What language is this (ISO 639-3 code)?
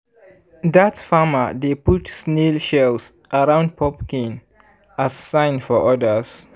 pcm